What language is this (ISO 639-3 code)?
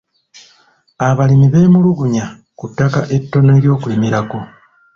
lug